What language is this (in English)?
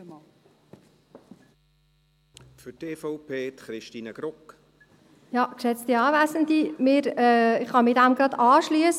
Swiss German